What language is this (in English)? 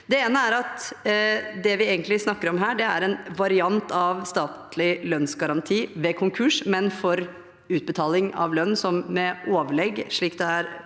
Norwegian